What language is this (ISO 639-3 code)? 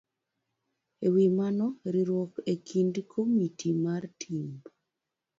luo